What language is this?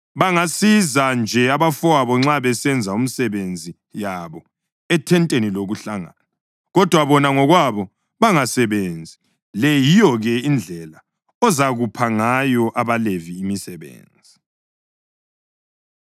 North Ndebele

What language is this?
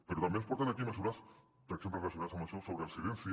Catalan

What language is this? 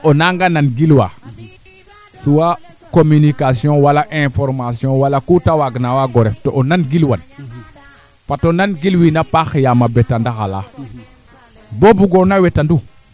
Serer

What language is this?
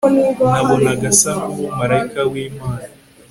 Kinyarwanda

